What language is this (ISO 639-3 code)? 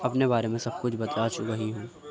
urd